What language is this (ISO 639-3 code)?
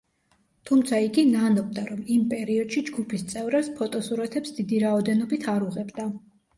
kat